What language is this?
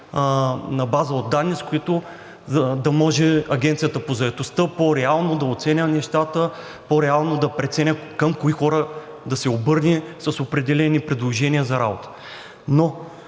Bulgarian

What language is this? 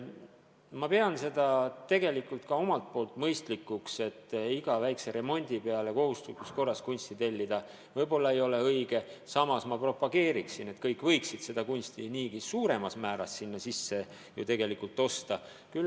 Estonian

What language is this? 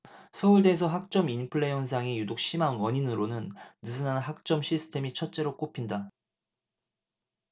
Korean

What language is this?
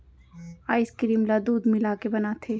Chhattisgarhi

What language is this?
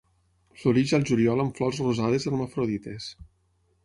Catalan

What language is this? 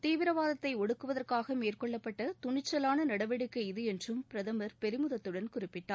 Tamil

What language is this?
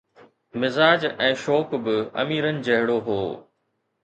Sindhi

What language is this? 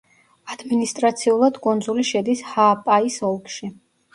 Georgian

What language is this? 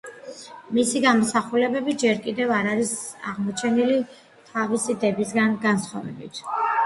Georgian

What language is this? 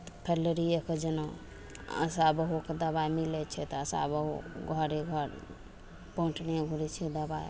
Maithili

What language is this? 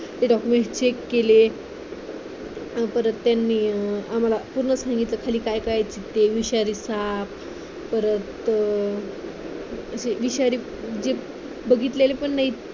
Marathi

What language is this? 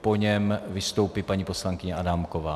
Czech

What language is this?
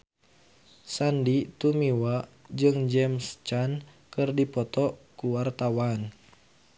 Sundanese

